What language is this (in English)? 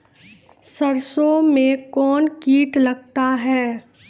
Maithili